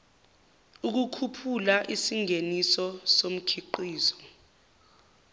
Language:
Zulu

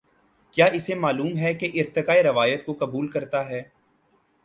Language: Urdu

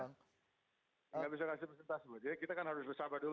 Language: Indonesian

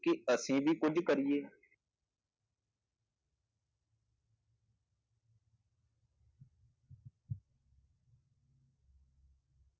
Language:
Punjabi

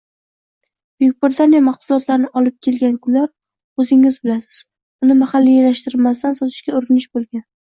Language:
Uzbek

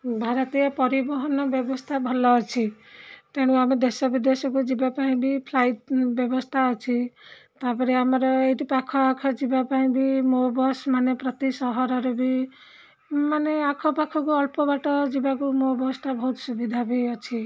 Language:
Odia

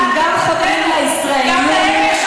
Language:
Hebrew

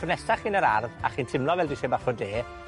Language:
Welsh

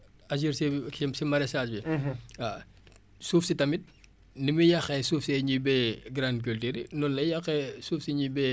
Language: Wolof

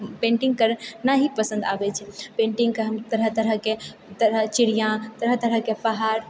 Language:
Maithili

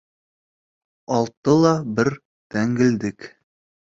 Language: Bashkir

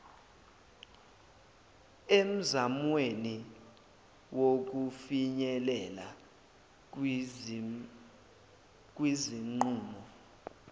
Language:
Zulu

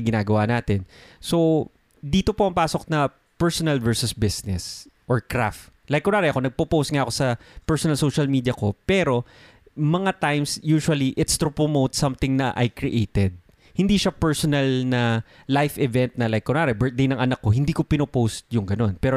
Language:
Filipino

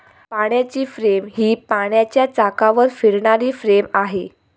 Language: Marathi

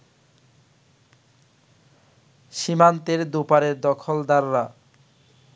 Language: Bangla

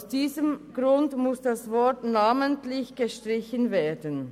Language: Swiss German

